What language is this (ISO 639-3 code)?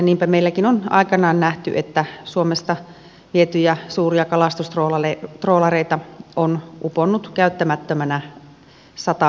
fin